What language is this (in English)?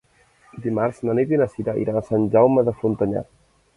Catalan